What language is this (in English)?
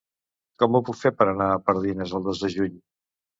Catalan